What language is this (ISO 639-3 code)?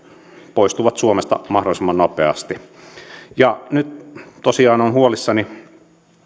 fin